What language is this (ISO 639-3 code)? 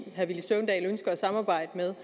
dan